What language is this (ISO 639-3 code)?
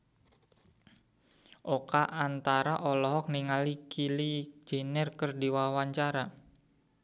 sun